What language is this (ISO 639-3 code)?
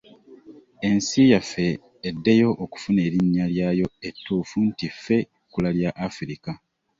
lug